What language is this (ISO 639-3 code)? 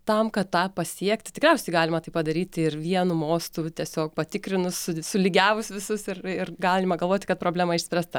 lit